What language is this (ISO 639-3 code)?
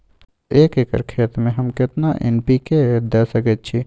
mai